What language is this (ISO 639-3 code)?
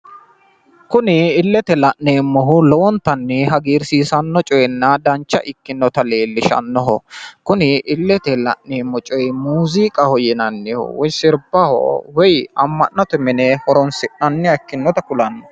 sid